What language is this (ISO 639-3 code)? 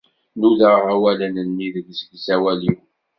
kab